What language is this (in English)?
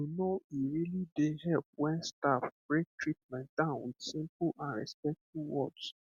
Nigerian Pidgin